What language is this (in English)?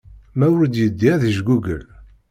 Kabyle